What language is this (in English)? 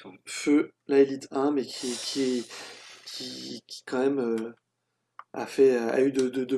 French